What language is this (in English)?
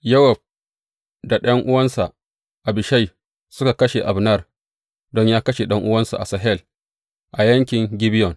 Hausa